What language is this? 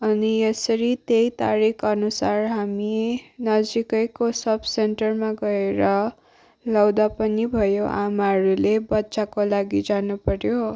Nepali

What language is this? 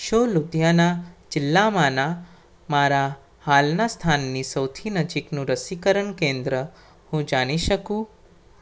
Gujarati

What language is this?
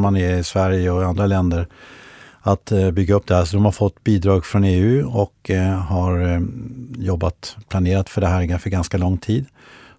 Swedish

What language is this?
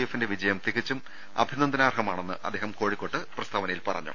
Malayalam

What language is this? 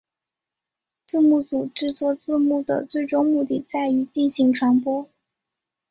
Chinese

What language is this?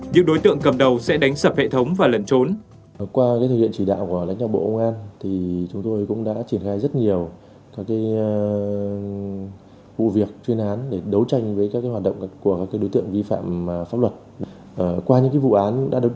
Vietnamese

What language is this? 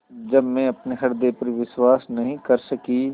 Hindi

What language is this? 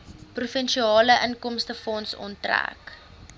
Afrikaans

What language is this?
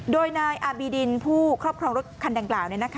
Thai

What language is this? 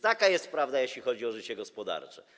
Polish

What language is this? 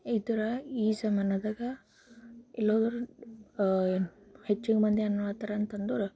Kannada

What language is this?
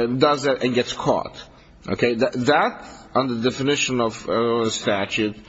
English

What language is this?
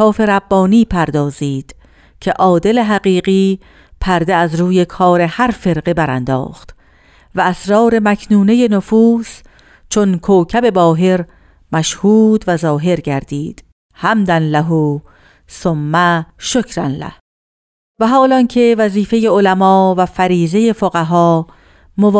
Persian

